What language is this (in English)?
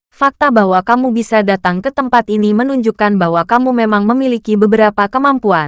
Indonesian